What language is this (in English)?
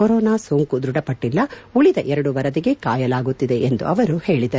Kannada